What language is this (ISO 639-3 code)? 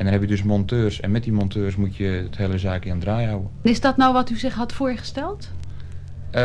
nld